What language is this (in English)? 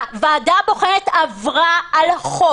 Hebrew